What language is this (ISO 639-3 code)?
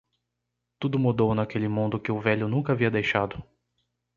por